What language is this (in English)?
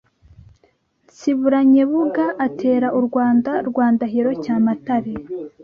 Kinyarwanda